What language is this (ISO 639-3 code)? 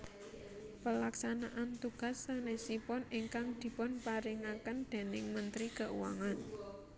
jav